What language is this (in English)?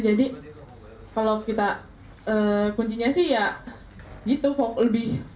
Indonesian